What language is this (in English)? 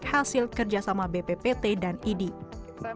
Indonesian